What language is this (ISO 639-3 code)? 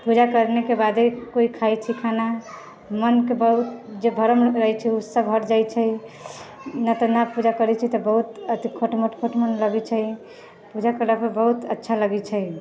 mai